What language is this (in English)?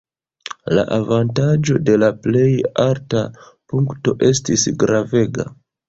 Esperanto